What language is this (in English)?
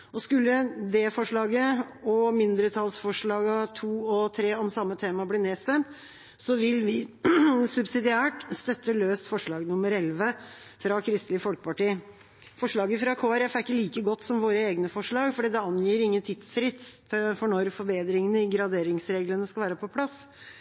Norwegian Bokmål